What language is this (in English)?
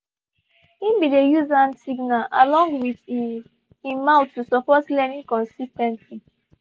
Nigerian Pidgin